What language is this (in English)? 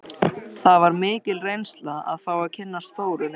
Icelandic